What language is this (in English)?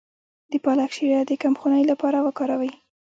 Pashto